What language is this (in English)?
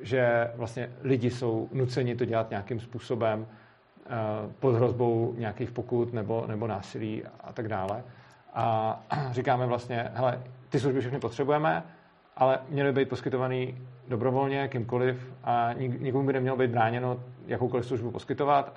Czech